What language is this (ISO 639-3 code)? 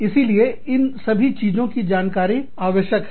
hin